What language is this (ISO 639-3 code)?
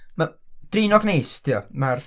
cym